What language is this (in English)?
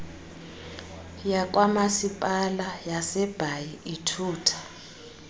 Xhosa